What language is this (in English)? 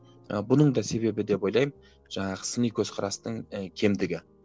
Kazakh